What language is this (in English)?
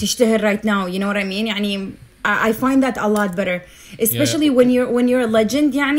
Arabic